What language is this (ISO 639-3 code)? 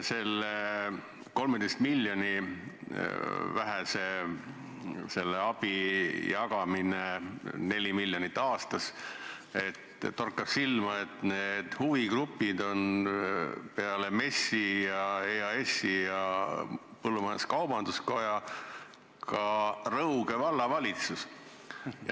est